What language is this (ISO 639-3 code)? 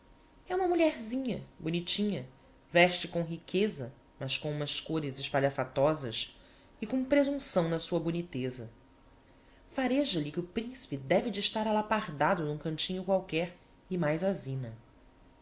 por